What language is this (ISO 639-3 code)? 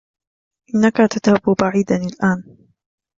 ara